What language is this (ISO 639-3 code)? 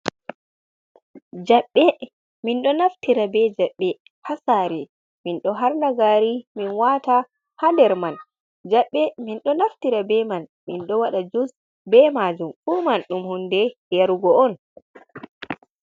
ful